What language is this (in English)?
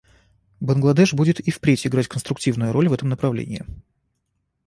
Russian